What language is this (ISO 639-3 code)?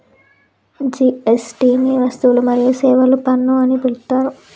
tel